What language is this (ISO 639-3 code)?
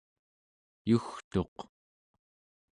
esu